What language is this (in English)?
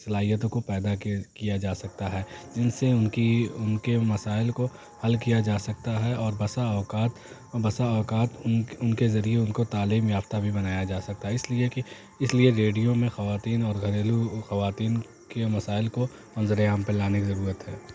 Urdu